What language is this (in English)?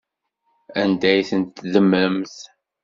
Kabyle